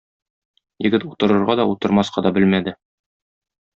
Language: Tatar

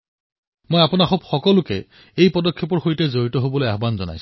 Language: Assamese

